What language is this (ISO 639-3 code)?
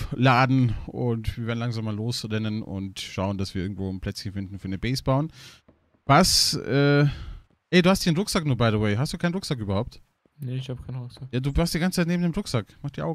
deu